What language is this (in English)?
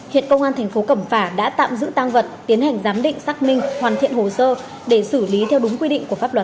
Vietnamese